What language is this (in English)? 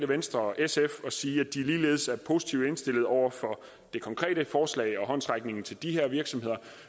Danish